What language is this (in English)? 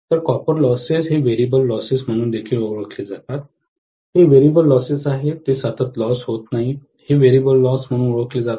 Marathi